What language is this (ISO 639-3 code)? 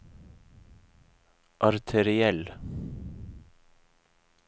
nor